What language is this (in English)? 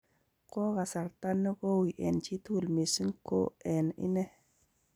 Kalenjin